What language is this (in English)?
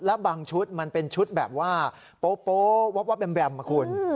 Thai